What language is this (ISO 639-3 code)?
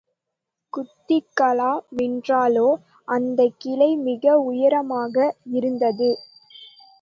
tam